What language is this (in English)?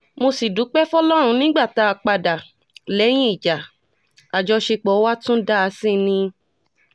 Yoruba